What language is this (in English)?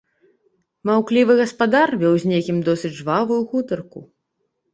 Belarusian